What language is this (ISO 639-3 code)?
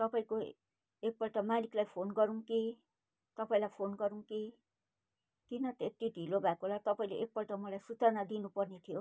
nep